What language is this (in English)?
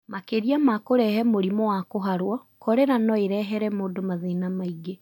Kikuyu